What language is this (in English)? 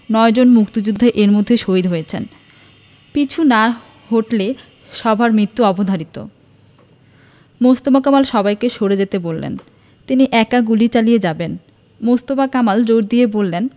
Bangla